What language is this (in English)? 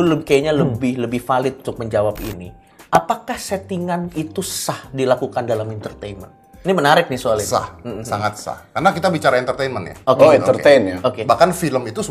Indonesian